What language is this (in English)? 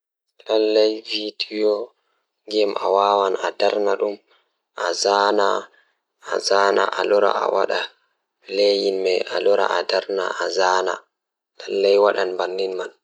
Fula